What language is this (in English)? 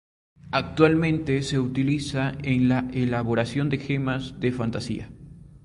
Spanish